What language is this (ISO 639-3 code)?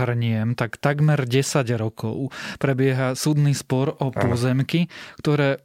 slk